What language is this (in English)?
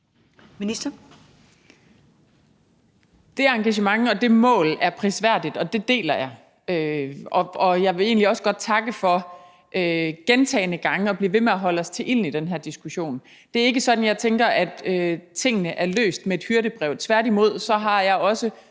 Danish